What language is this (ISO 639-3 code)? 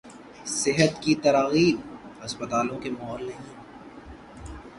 urd